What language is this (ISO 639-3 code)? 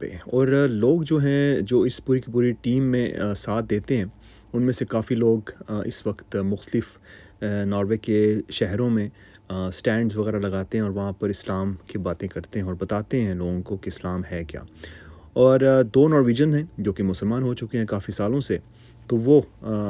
urd